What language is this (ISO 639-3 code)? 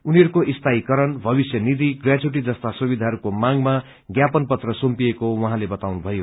nep